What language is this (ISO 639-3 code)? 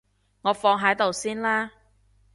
yue